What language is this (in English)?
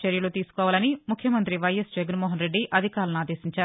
Telugu